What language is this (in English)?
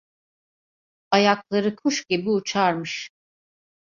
Turkish